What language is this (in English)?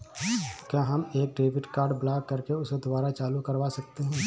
Hindi